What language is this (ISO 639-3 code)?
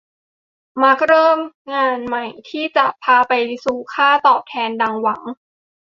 tha